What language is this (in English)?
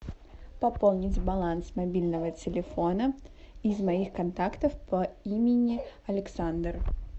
Russian